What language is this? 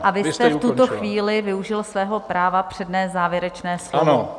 Czech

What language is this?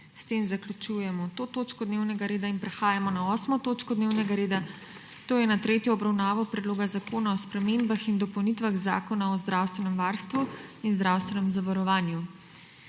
Slovenian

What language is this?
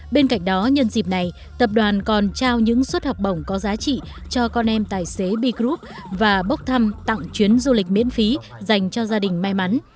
Vietnamese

